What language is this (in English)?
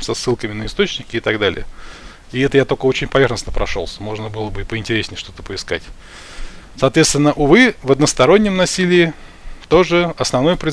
Russian